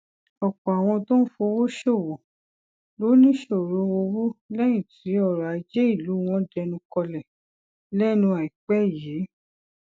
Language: Yoruba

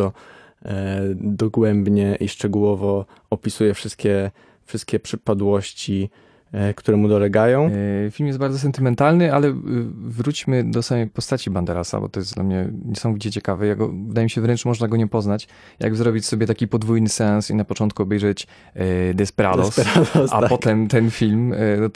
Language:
Polish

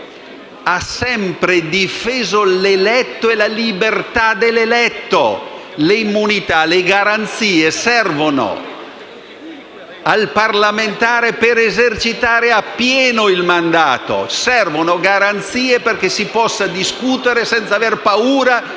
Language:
Italian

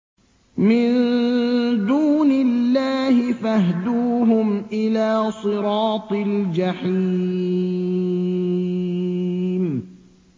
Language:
Arabic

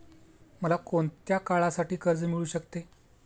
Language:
Marathi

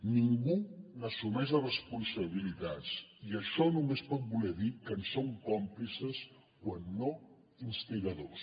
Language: Catalan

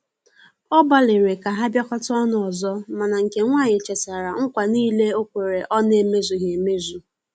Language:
Igbo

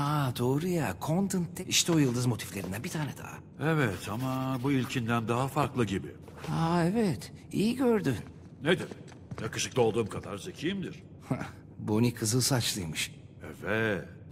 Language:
Turkish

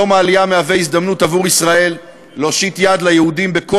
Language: Hebrew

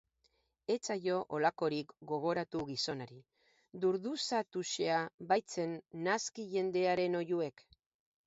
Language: Basque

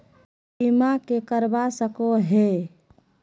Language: Magahi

